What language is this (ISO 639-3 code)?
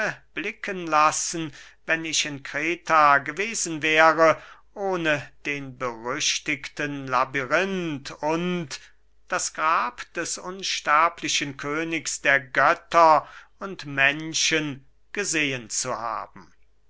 deu